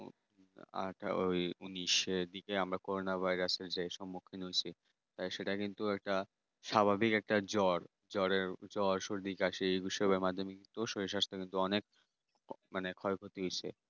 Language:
Bangla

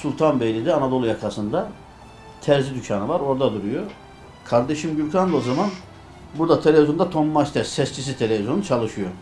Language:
Turkish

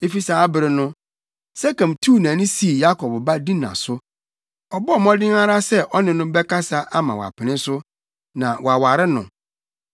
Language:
Akan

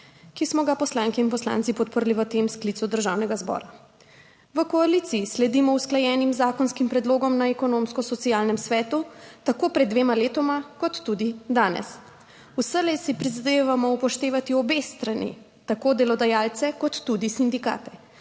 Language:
Slovenian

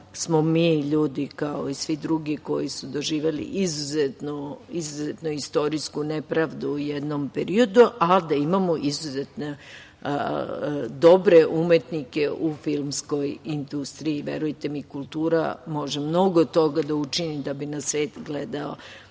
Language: Serbian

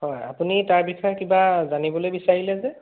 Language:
Assamese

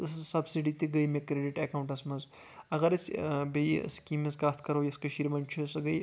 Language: Kashmiri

